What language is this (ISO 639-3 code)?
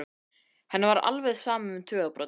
isl